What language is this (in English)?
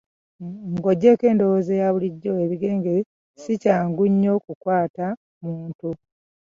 Ganda